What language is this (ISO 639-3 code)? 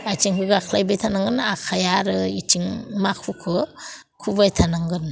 brx